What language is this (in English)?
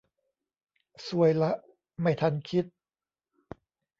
Thai